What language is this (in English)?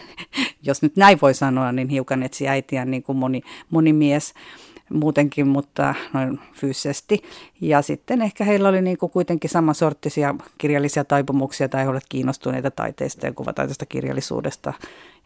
Finnish